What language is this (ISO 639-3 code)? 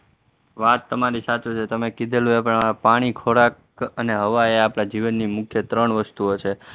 guj